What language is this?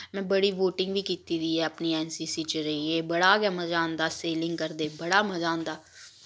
Dogri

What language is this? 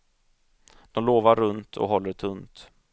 Swedish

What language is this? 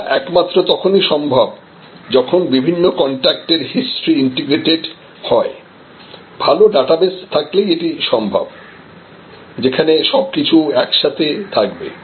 Bangla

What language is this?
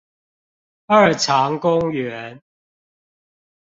Chinese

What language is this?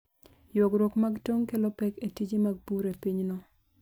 Luo (Kenya and Tanzania)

